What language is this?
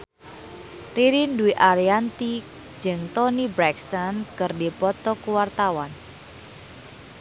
Sundanese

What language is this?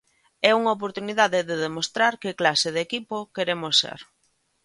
Galician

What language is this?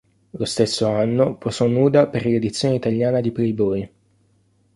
Italian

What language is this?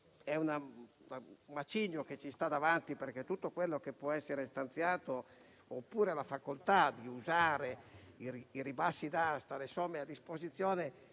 Italian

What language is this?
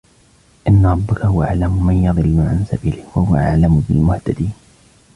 Arabic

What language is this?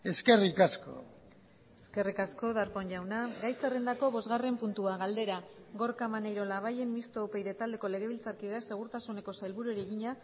Basque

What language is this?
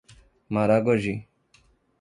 Portuguese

